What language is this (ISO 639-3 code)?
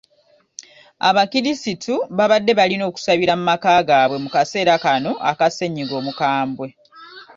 lug